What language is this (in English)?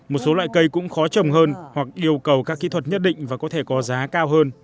Vietnamese